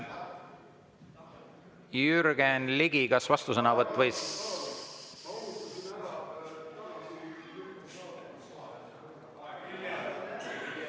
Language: Estonian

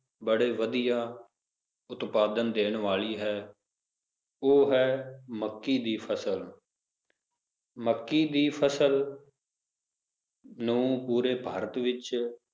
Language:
Punjabi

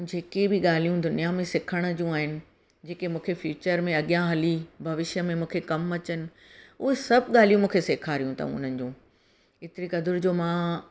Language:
Sindhi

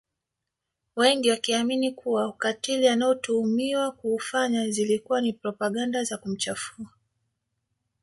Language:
Swahili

